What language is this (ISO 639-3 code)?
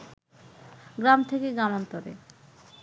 ben